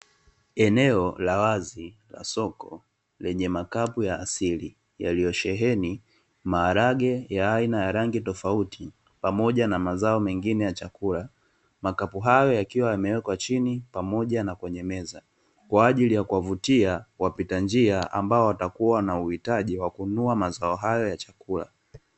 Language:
Swahili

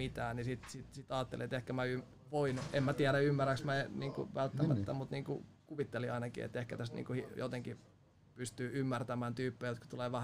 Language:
Finnish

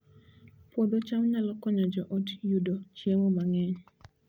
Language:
Luo (Kenya and Tanzania)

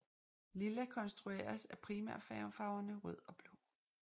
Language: Danish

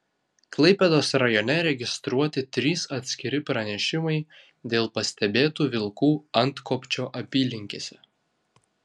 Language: Lithuanian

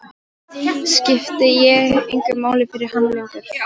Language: Icelandic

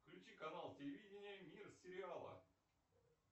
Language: Russian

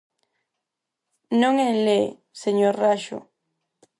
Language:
Galician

